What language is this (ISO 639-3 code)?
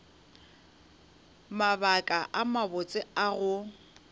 nso